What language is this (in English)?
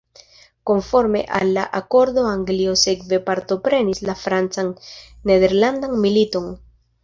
Esperanto